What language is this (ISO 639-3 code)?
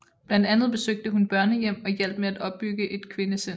dan